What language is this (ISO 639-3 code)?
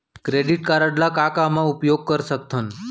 hne